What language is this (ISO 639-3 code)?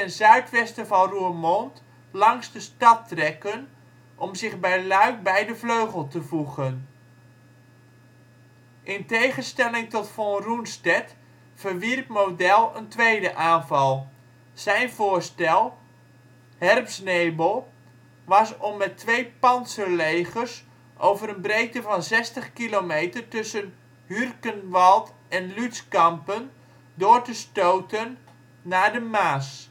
nld